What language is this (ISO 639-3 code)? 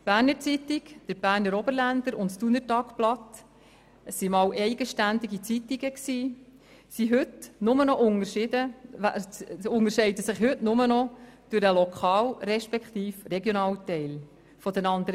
gsw